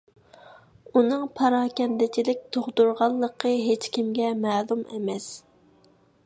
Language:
Uyghur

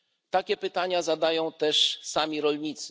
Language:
Polish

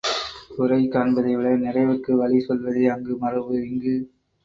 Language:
Tamil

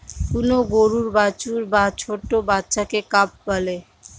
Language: Bangla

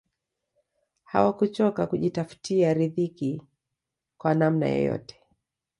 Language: Swahili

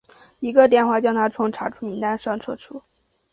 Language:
Chinese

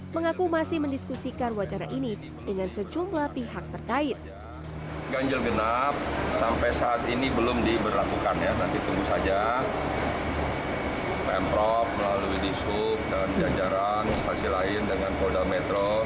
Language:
Indonesian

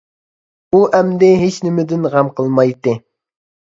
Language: Uyghur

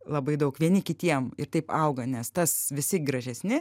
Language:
Lithuanian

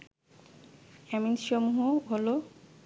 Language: Bangla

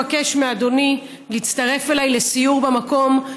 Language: Hebrew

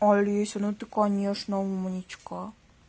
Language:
Russian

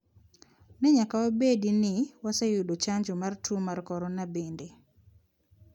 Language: Luo (Kenya and Tanzania)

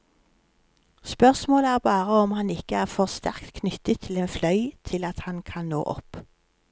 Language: Norwegian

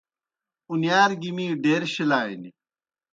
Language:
Kohistani Shina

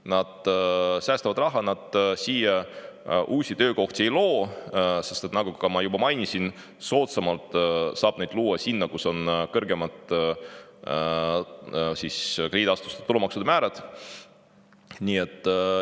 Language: Estonian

